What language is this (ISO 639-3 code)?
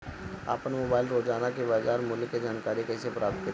bho